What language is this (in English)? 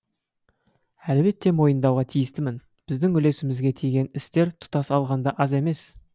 Kazakh